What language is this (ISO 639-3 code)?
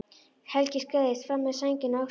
isl